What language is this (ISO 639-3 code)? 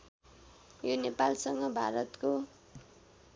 nep